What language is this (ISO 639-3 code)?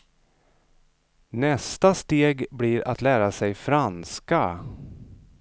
swe